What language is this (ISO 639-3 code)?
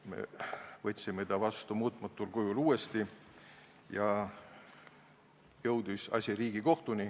est